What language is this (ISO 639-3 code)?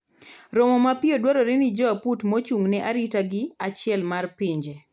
luo